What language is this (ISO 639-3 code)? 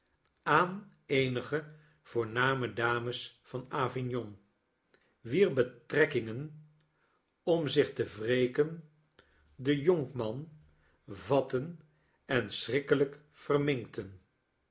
nld